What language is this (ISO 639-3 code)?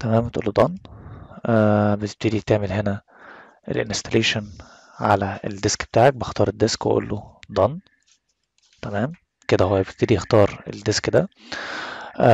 ara